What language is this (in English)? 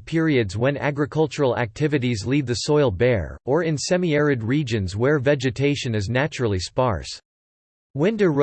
English